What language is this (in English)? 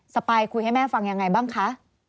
Thai